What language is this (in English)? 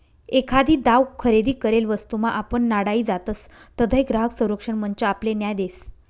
Marathi